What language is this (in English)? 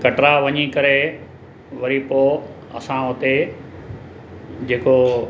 Sindhi